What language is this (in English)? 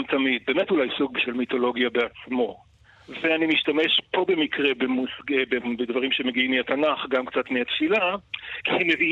Hebrew